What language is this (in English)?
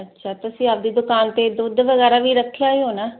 Punjabi